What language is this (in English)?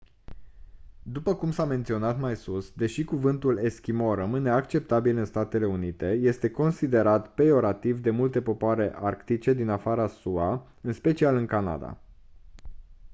Romanian